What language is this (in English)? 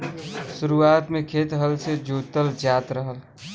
Bhojpuri